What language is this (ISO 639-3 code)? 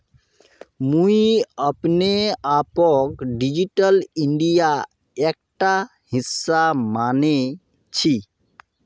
mag